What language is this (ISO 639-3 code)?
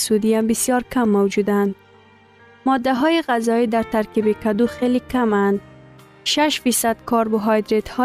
fas